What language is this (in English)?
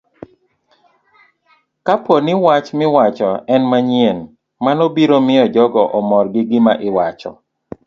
Luo (Kenya and Tanzania)